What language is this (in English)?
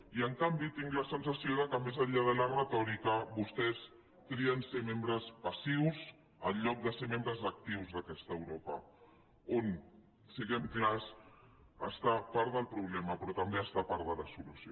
Catalan